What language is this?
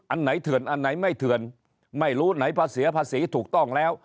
Thai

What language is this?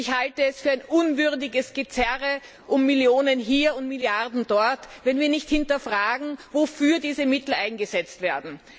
German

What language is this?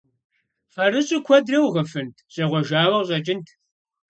Kabardian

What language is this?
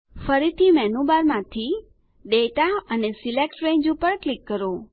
Gujarati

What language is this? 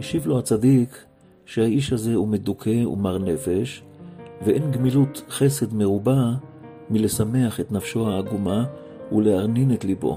Hebrew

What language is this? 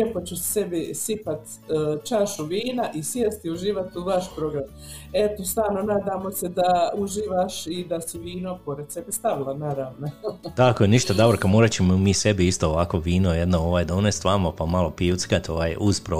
Croatian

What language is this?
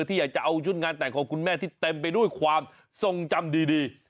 Thai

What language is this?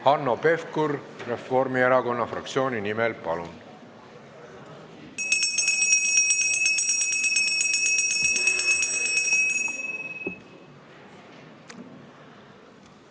Estonian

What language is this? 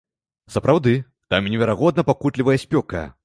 Belarusian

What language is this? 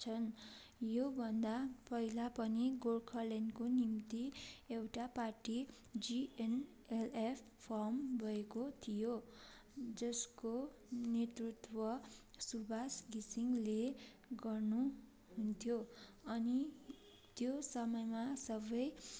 Nepali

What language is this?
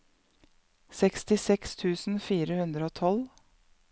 Norwegian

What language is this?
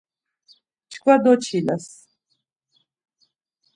Laz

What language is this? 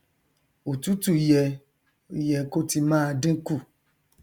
Yoruba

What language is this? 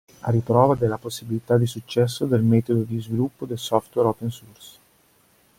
Italian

